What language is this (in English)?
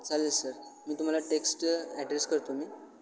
Marathi